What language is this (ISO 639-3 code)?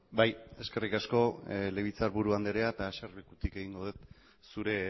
eus